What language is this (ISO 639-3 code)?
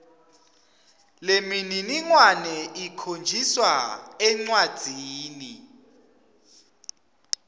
ssw